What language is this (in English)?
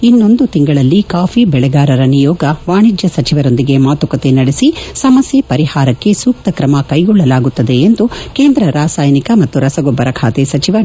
Kannada